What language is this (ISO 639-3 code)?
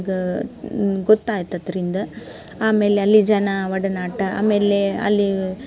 kan